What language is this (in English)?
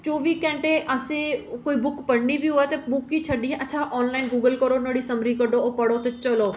Dogri